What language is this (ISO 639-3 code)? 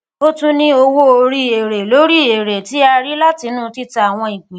yor